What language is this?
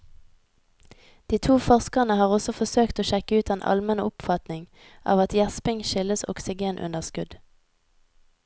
Norwegian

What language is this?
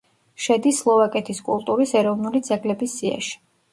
Georgian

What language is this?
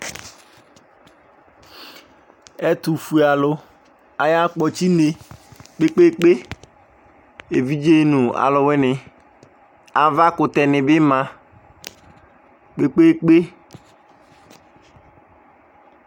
Ikposo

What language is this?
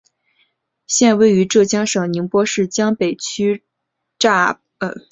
Chinese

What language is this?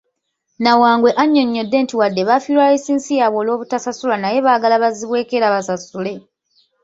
Ganda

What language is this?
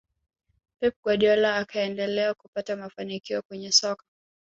Swahili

